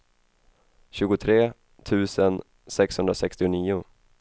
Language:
Swedish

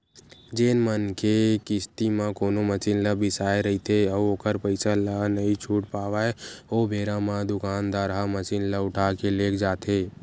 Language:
Chhattisgarhi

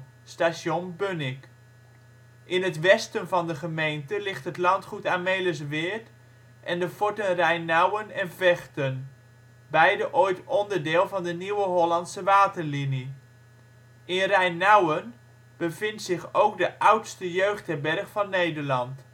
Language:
Dutch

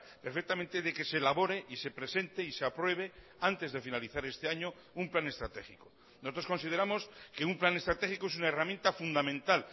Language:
Spanish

